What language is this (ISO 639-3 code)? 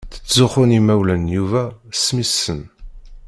kab